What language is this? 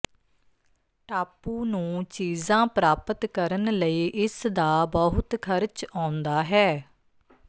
Punjabi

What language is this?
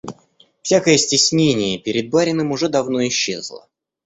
Russian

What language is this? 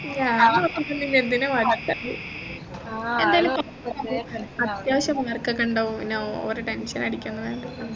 Malayalam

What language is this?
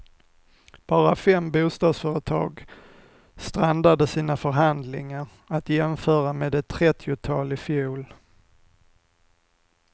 Swedish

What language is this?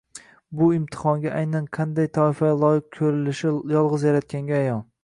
Uzbek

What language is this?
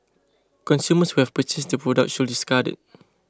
English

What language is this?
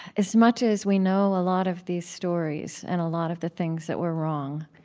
English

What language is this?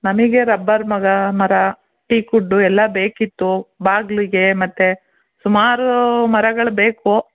Kannada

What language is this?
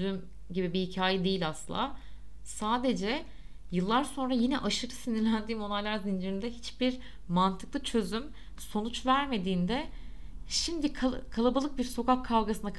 Turkish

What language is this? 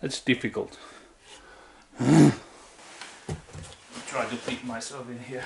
English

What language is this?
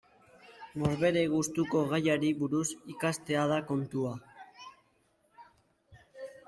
Basque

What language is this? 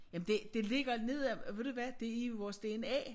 Danish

